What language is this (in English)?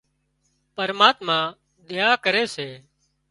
Wadiyara Koli